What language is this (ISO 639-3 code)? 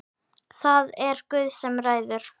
isl